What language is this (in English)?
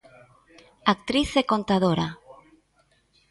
Galician